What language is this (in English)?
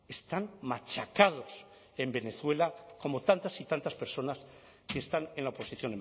Spanish